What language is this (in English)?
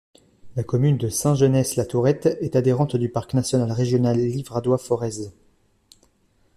French